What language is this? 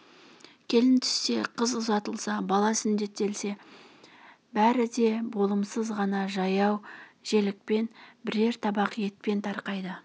Kazakh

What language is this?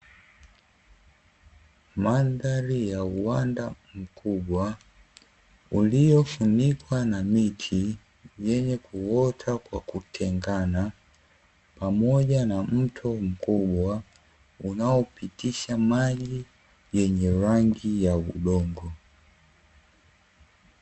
Swahili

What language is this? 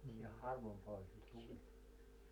Finnish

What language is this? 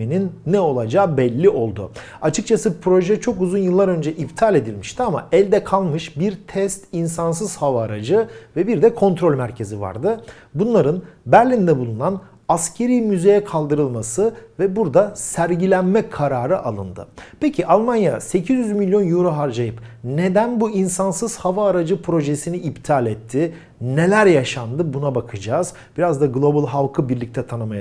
Turkish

